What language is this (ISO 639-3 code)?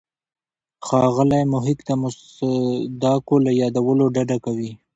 pus